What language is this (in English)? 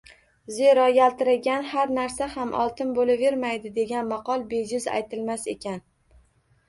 Uzbek